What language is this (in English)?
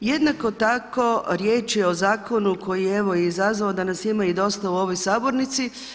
Croatian